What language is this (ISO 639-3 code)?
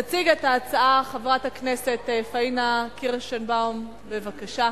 heb